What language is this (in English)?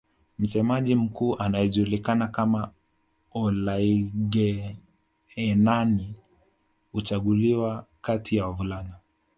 Swahili